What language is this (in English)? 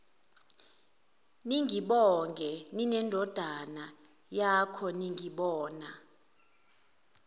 Zulu